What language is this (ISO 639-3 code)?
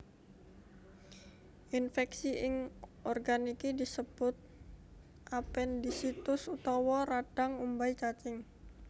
jav